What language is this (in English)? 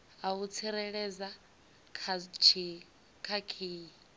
Venda